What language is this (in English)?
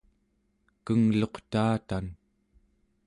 Central Yupik